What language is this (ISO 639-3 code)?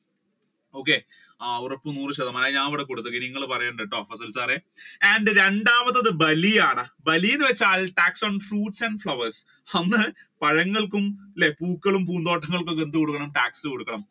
mal